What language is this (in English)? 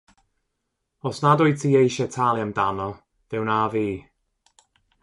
Welsh